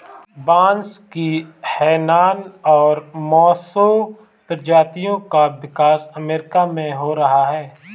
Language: Hindi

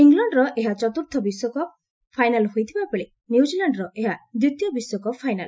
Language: Odia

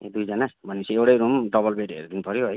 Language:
Nepali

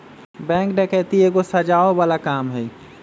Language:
Magahi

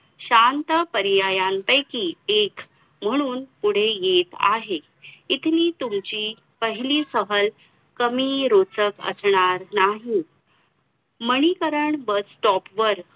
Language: Marathi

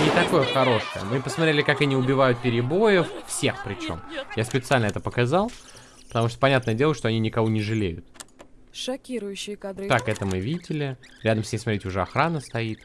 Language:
Russian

